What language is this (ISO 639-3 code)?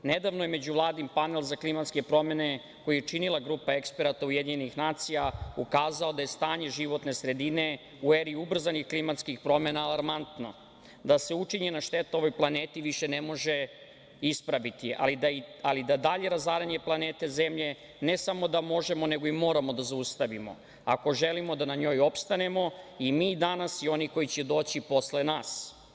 srp